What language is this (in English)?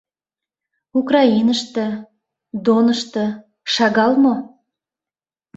Mari